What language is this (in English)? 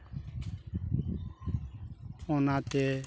Santali